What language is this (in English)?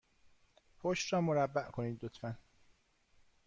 Persian